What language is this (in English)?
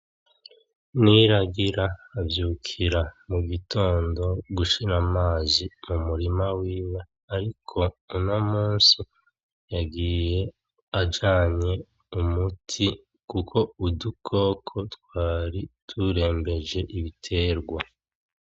Rundi